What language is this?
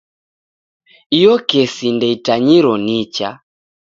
Taita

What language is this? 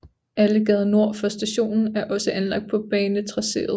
Danish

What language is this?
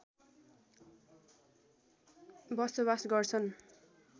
Nepali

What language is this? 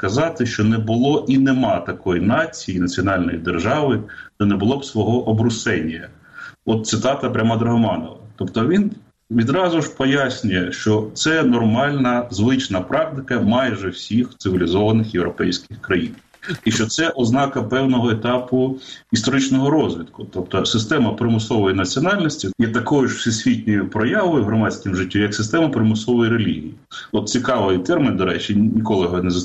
Ukrainian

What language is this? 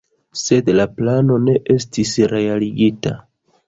Esperanto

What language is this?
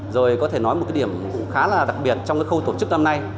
Vietnamese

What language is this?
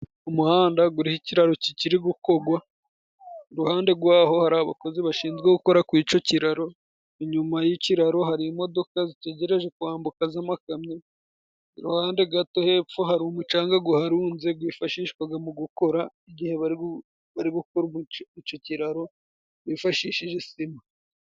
Kinyarwanda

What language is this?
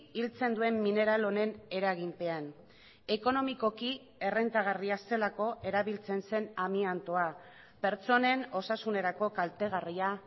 Basque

